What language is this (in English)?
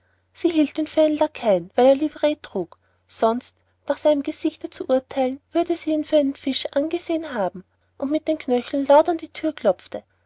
German